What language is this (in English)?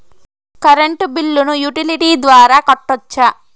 Telugu